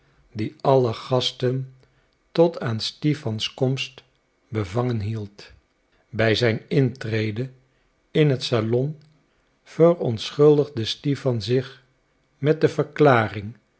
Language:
Dutch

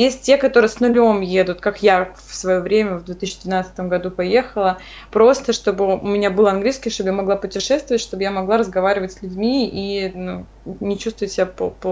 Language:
Russian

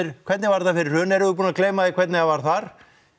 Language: Icelandic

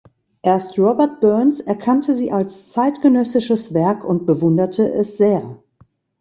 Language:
German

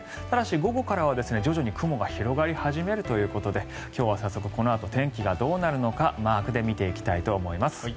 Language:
Japanese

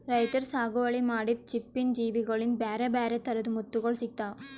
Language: Kannada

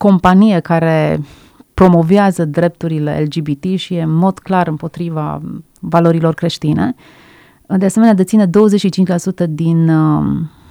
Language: Romanian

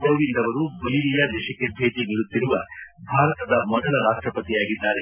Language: Kannada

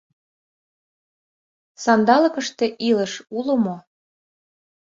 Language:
Mari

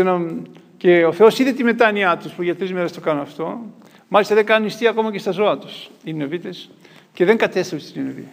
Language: Greek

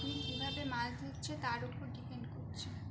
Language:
Bangla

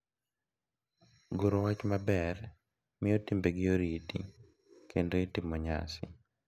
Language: Luo (Kenya and Tanzania)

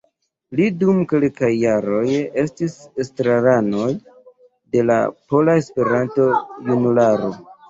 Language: Esperanto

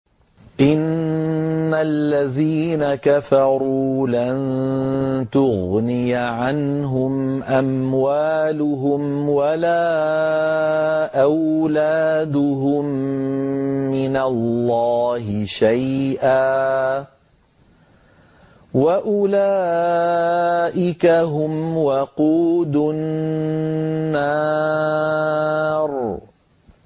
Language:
Arabic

